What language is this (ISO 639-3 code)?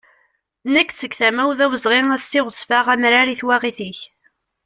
kab